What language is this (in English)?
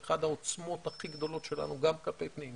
Hebrew